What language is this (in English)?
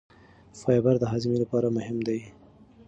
Pashto